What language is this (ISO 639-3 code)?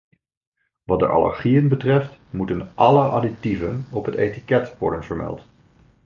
nld